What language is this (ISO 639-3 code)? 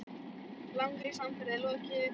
isl